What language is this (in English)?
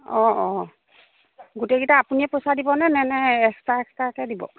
Assamese